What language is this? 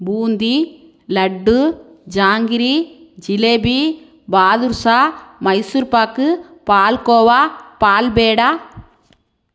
Tamil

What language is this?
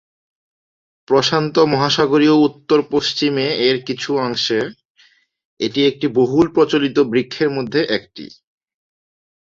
Bangla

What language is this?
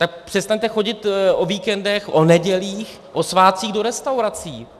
Czech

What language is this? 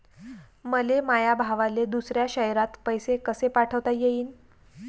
Marathi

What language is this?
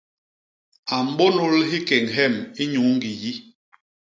Basaa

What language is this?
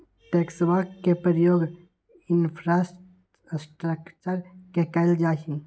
Magahi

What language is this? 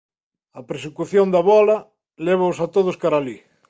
Galician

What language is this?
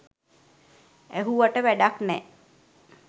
Sinhala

